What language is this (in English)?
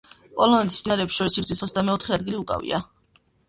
Georgian